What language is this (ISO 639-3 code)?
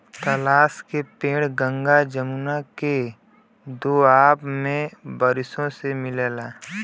bho